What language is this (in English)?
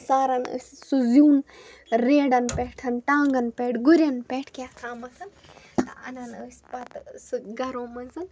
Kashmiri